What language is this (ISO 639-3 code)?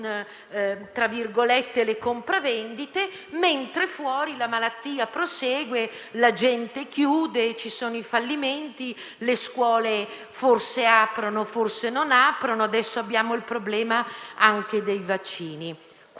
ita